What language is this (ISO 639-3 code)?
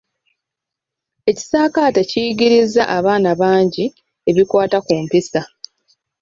lug